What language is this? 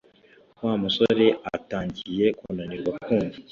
Kinyarwanda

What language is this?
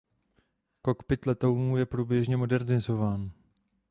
Czech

